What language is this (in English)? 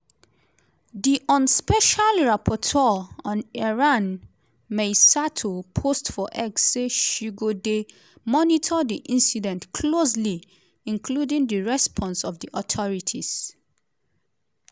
Nigerian Pidgin